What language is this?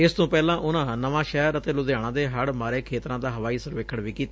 Punjabi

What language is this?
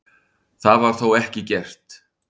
Icelandic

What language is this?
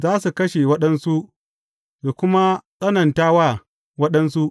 Hausa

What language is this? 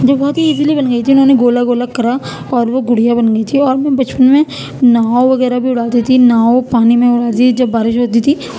Urdu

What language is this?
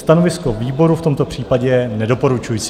Czech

